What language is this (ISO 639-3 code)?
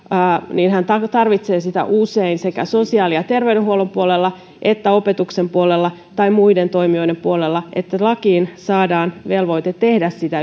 fin